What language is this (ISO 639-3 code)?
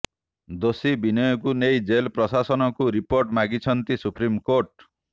ori